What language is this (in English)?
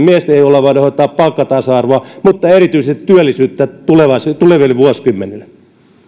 Finnish